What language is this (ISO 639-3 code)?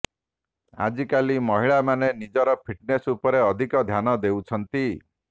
ori